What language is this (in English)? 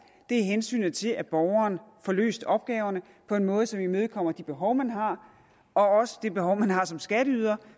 Danish